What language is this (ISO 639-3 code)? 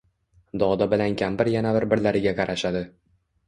uzb